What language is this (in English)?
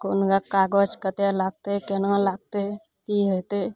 Maithili